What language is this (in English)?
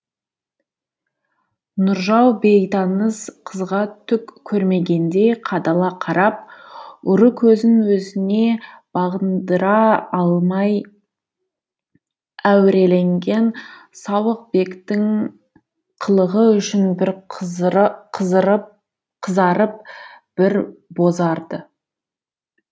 Kazakh